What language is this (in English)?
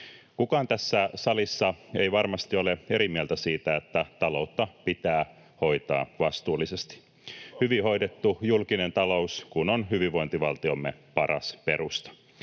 Finnish